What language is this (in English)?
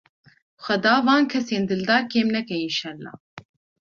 Kurdish